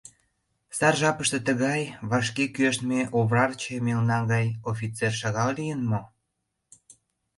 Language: Mari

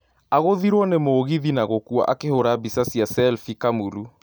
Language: Kikuyu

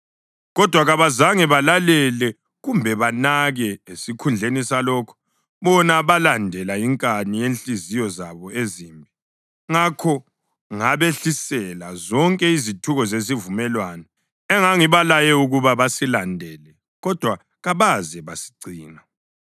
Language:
North Ndebele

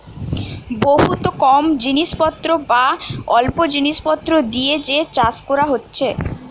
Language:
Bangla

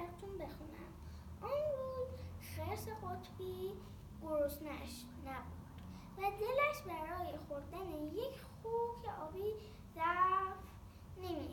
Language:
Persian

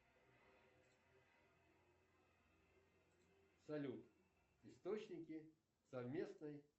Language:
Russian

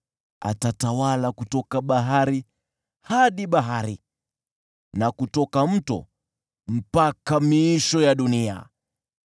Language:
Swahili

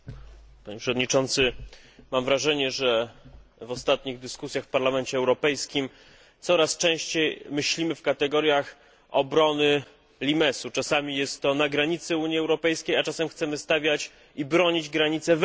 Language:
Polish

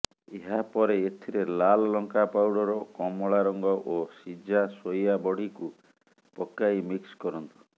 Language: Odia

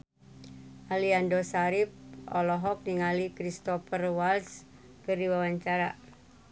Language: Sundanese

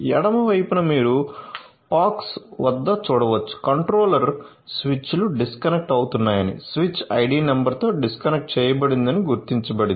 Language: Telugu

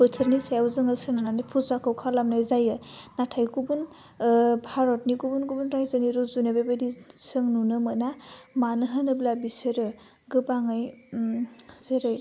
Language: Bodo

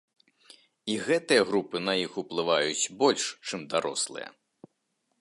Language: Belarusian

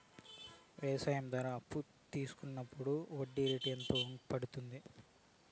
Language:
Telugu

